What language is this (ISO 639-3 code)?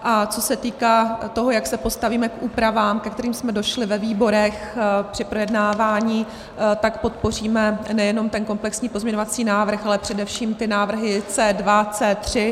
ces